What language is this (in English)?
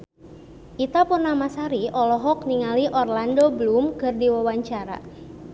Sundanese